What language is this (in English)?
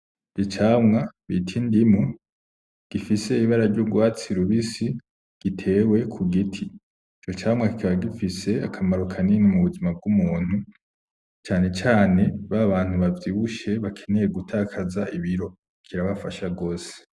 Rundi